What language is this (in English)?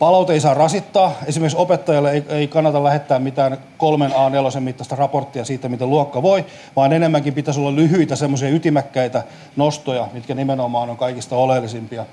Finnish